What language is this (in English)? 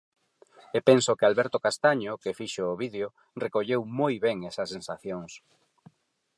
Galician